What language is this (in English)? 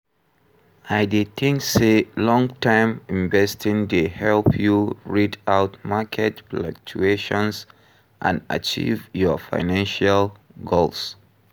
Nigerian Pidgin